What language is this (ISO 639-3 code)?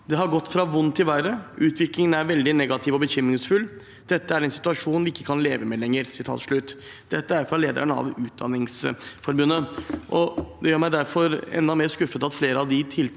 nor